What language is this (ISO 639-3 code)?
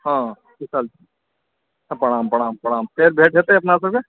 mai